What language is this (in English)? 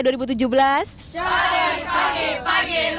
Indonesian